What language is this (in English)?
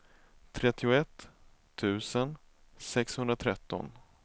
Swedish